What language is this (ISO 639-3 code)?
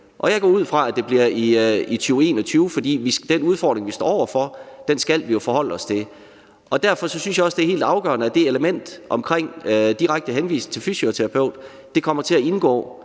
dan